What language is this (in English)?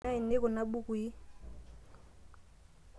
Masai